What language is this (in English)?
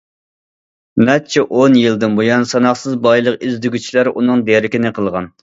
Uyghur